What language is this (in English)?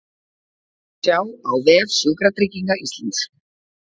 Icelandic